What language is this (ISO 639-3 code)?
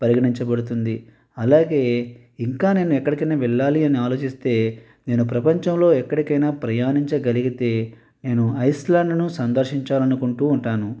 tel